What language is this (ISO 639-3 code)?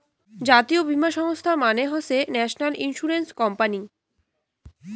ben